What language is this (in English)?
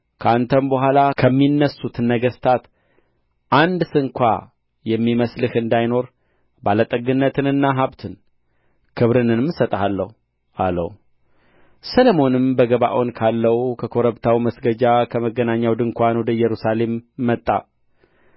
Amharic